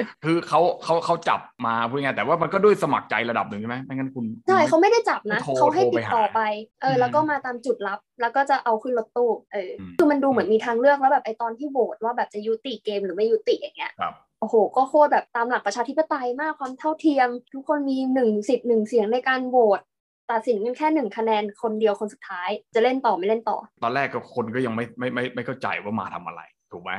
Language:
Thai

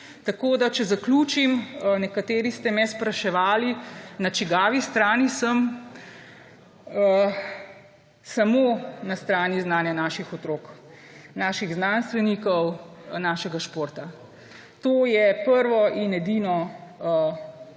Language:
Slovenian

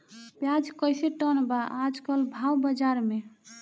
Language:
Bhojpuri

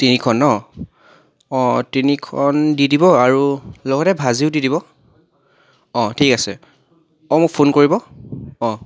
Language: Assamese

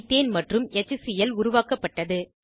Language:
Tamil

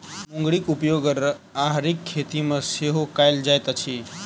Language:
Maithili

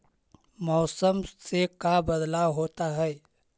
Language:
Magahi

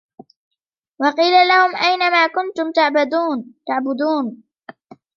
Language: Arabic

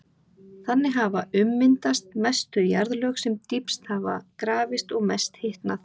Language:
Icelandic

